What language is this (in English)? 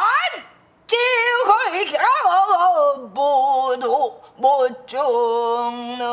Korean